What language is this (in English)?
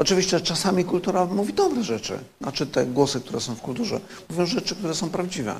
Polish